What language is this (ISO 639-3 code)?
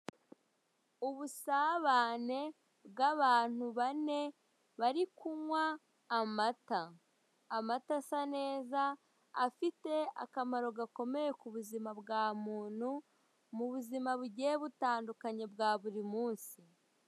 kin